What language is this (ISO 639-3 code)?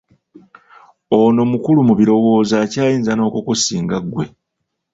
lug